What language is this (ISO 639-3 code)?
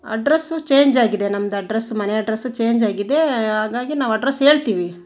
kan